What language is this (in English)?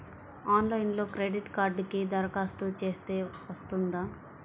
Telugu